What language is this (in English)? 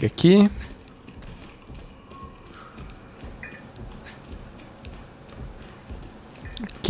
Portuguese